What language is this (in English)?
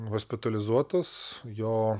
Lithuanian